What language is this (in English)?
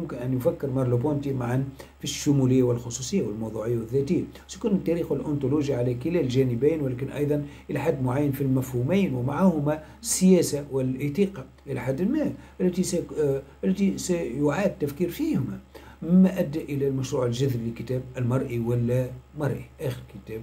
Arabic